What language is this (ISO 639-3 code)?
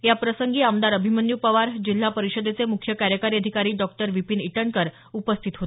mar